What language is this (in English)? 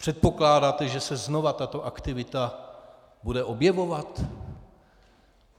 Czech